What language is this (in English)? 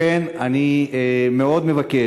Hebrew